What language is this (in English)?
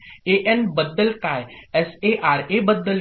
Marathi